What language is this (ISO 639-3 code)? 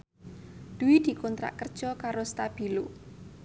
jav